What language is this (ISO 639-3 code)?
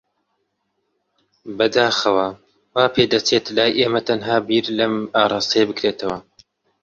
ckb